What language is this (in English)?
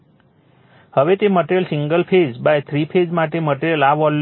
Gujarati